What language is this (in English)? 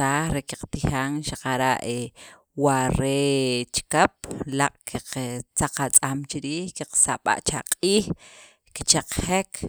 Sacapulteco